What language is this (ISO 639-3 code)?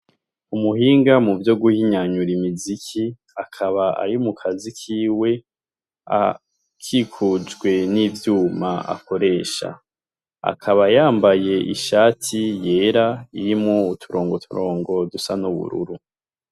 run